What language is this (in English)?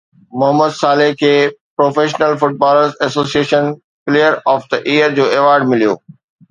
Sindhi